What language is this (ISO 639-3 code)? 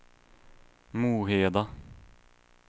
swe